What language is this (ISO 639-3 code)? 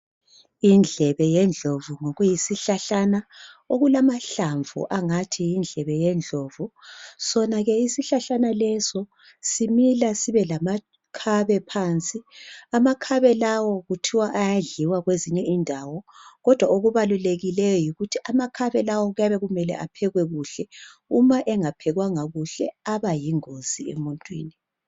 nde